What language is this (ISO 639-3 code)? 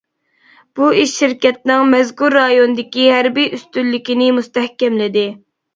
uig